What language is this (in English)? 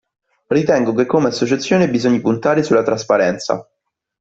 Italian